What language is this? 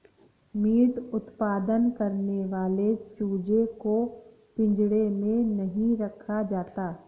Hindi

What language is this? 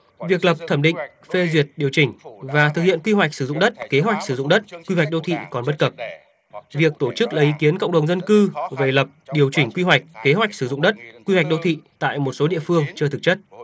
Vietnamese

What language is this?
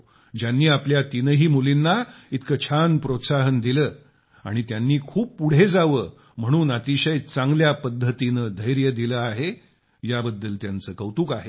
Marathi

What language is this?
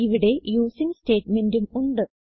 Malayalam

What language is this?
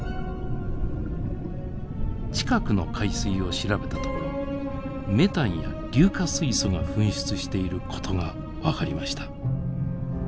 Japanese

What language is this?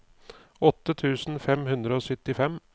Norwegian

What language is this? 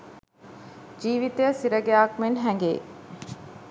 Sinhala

